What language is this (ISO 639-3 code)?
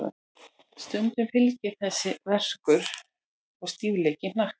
isl